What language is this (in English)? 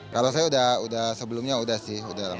Indonesian